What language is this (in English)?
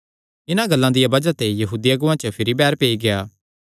Kangri